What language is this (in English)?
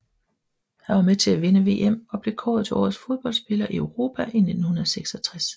Danish